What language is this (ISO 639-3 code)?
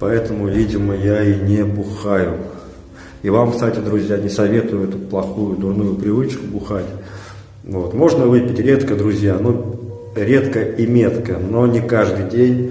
rus